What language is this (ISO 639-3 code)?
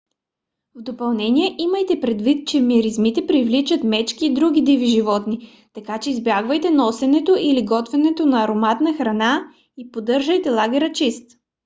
bul